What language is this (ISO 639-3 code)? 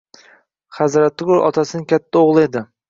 uzb